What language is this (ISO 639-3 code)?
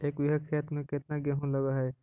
mag